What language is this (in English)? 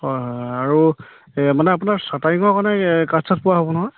Assamese